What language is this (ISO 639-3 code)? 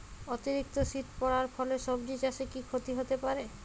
ben